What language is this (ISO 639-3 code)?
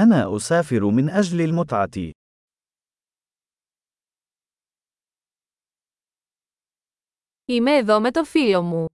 ell